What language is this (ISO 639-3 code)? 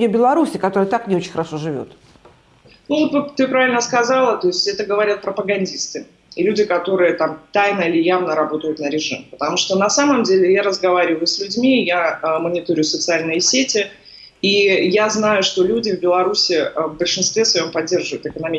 rus